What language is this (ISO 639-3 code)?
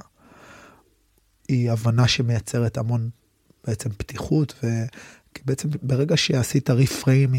heb